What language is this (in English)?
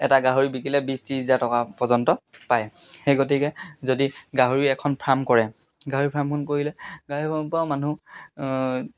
Assamese